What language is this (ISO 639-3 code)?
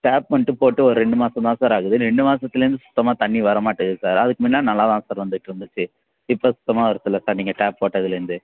tam